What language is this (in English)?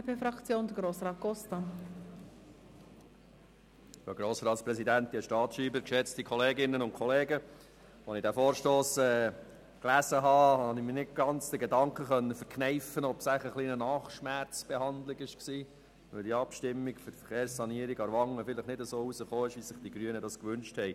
Swiss German